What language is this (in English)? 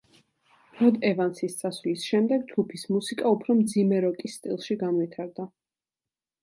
Georgian